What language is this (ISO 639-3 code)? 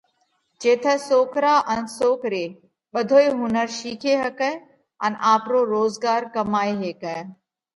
kvx